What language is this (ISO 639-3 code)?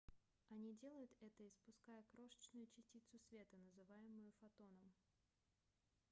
rus